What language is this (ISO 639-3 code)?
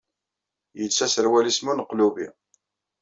kab